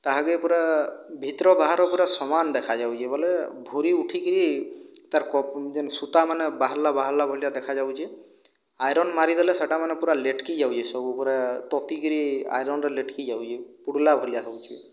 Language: Odia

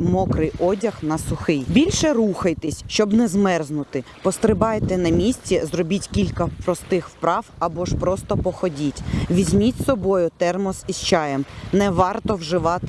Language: Ukrainian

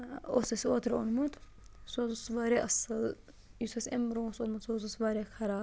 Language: Kashmiri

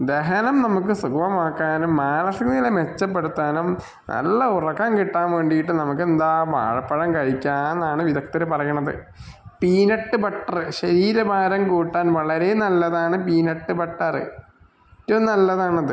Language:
Malayalam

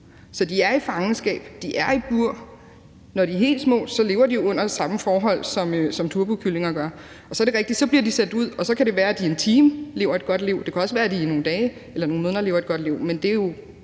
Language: Danish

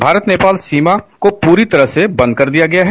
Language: Hindi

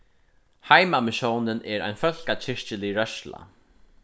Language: Faroese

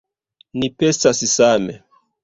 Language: Esperanto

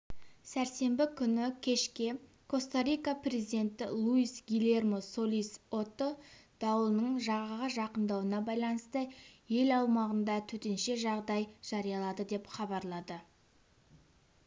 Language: Kazakh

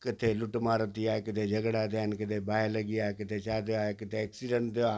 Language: Sindhi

